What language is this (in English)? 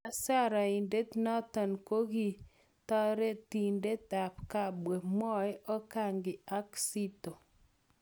Kalenjin